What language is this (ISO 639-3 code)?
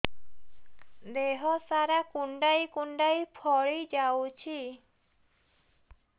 ori